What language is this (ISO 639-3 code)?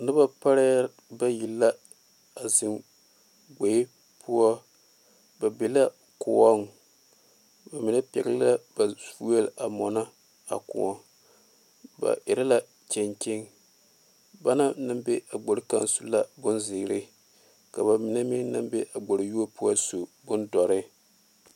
dga